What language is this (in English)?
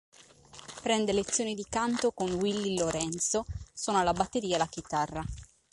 Italian